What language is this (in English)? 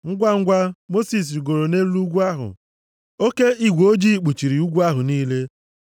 Igbo